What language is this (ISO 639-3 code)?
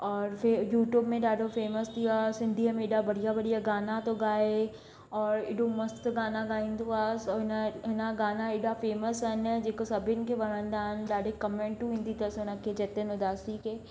snd